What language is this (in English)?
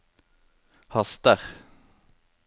Norwegian